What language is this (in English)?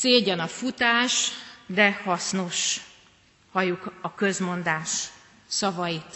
Hungarian